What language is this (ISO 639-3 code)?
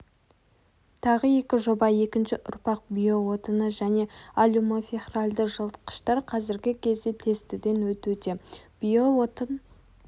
kaz